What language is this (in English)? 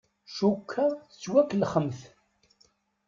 Kabyle